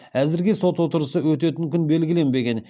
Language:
Kazakh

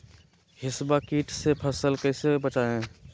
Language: Magahi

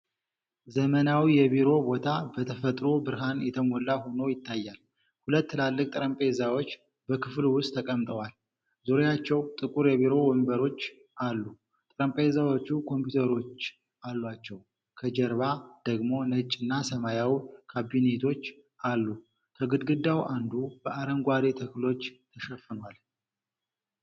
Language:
Amharic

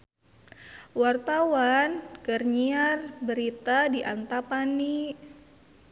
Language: Sundanese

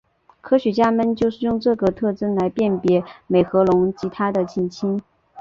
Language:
Chinese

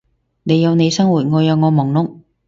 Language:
Cantonese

